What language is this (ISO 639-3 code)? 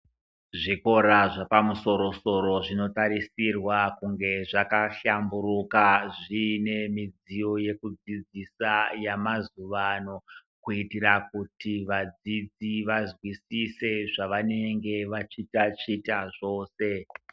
ndc